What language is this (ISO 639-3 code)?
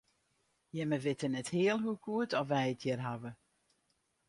fry